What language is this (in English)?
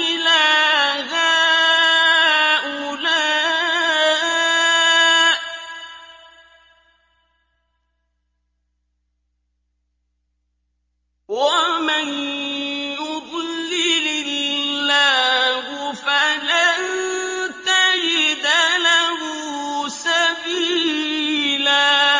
Arabic